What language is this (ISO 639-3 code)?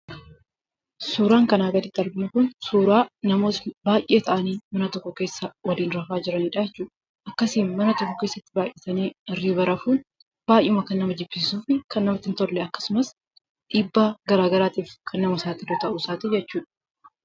orm